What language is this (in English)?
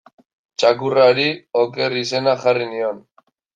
Basque